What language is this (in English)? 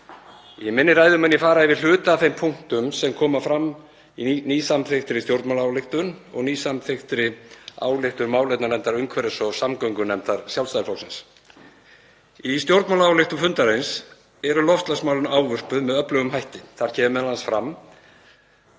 Icelandic